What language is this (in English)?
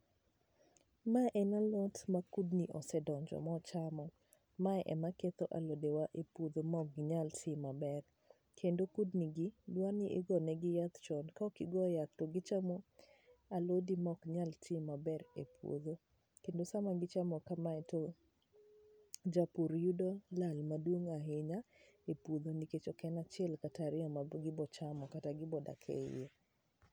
Luo (Kenya and Tanzania)